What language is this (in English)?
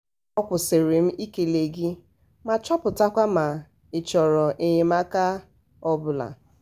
Igbo